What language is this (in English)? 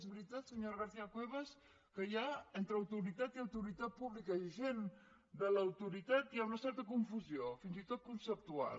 Catalan